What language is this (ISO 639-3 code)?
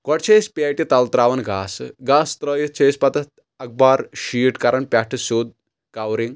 kas